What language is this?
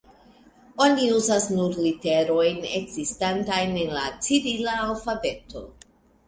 Esperanto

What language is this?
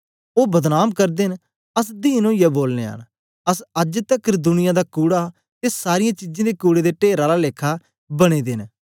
Dogri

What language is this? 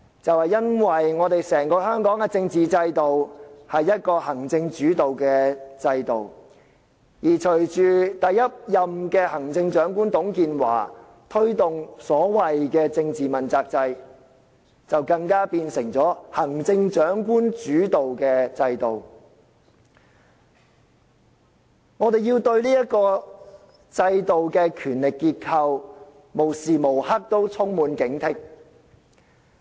Cantonese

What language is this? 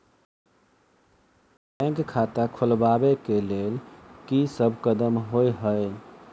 Maithili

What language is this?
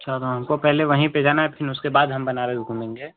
Hindi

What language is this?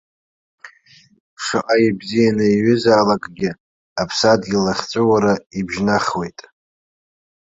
Abkhazian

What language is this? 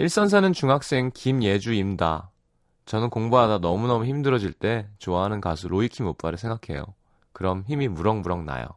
Korean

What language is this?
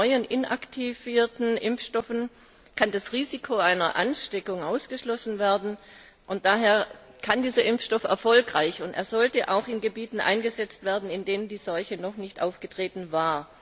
German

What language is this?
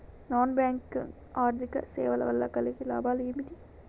Telugu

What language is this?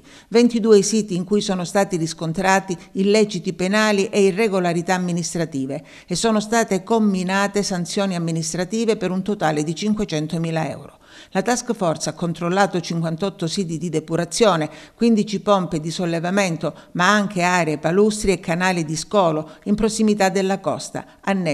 Italian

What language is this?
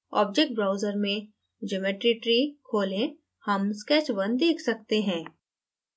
Hindi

